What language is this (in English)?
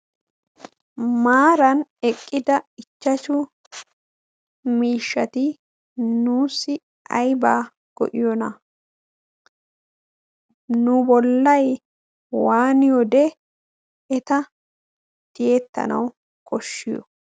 Wolaytta